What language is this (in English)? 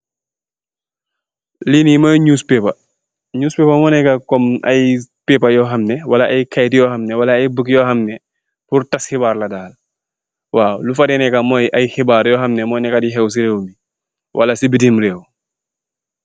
Wolof